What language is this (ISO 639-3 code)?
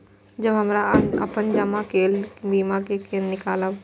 mai